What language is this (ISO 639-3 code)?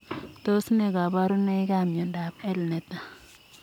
kln